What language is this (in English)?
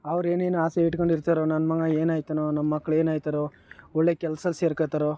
Kannada